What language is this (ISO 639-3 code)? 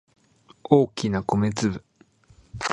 jpn